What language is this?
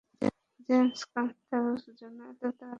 Bangla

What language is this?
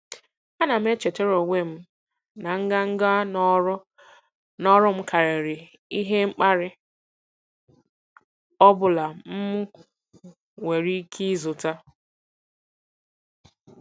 Igbo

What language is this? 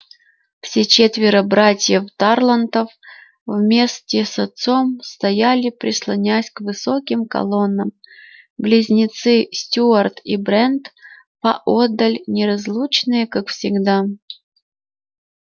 Russian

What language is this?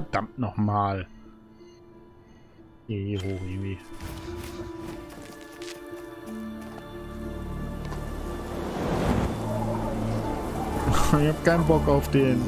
German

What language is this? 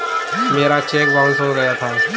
Hindi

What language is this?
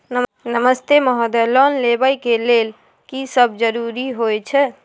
Maithili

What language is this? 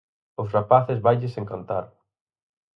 Galician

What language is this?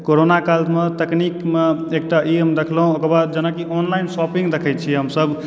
Maithili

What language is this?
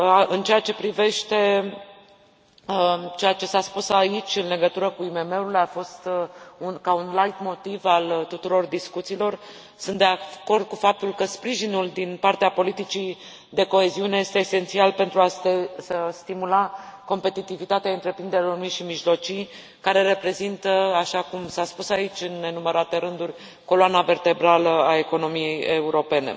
Romanian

